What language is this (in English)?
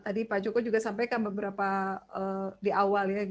Indonesian